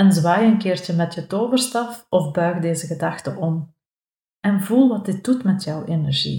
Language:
Dutch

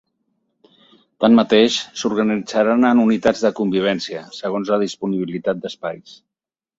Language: Catalan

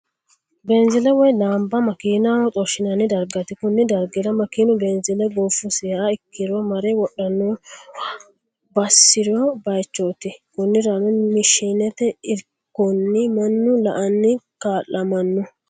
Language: Sidamo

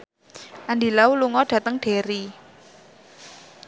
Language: Javanese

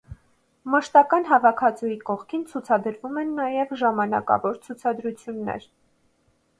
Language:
Armenian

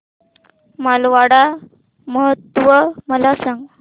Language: Marathi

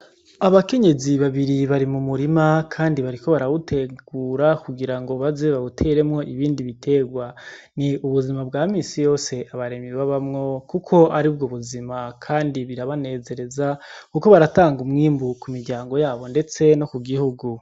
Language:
Rundi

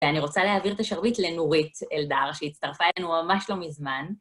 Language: Hebrew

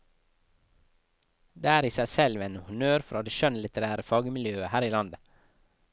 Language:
Norwegian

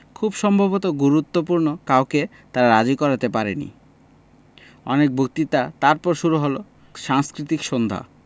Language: Bangla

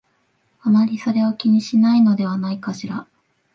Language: Japanese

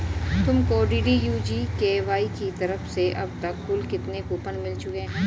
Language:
Hindi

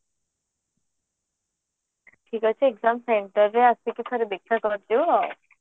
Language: Odia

